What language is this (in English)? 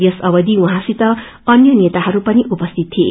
Nepali